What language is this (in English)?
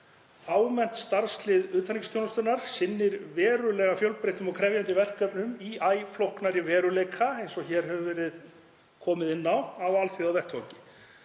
Icelandic